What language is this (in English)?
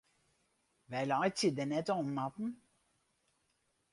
Western Frisian